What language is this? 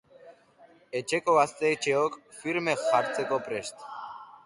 Basque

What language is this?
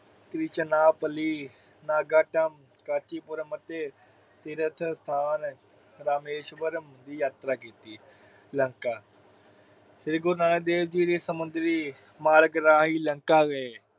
Punjabi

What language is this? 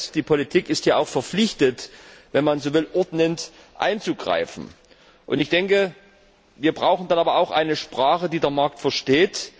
German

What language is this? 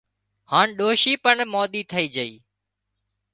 Wadiyara Koli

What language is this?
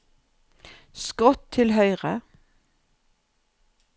Norwegian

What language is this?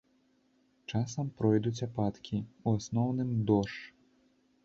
Belarusian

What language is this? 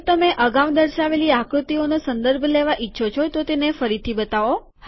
Gujarati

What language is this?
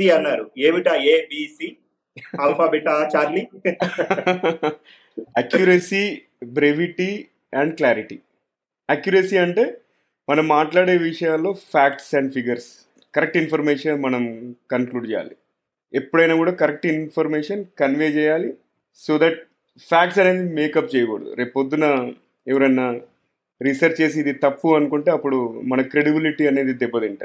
Telugu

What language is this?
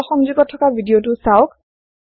Assamese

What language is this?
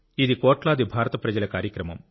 Telugu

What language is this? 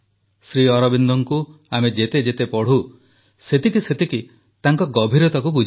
Odia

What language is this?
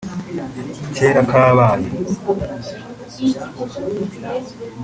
Kinyarwanda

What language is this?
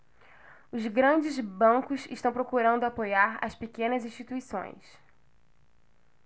Portuguese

